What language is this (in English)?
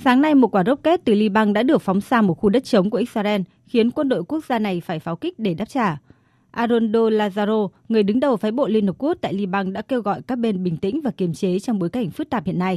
Vietnamese